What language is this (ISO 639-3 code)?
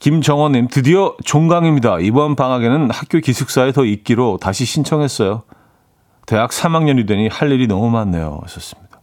kor